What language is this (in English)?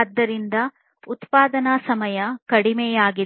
Kannada